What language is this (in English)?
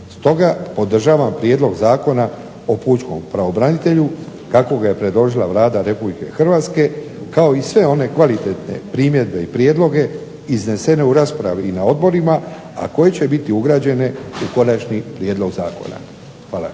Croatian